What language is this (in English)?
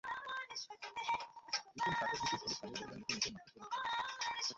Bangla